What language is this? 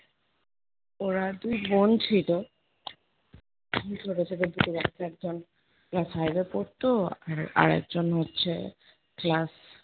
Bangla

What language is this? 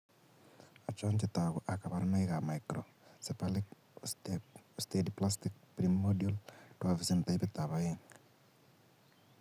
Kalenjin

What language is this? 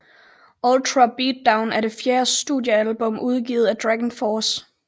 Danish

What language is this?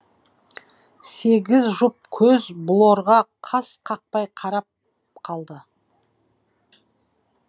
Kazakh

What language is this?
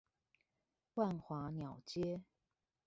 Chinese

